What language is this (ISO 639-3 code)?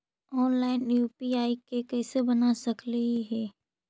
mag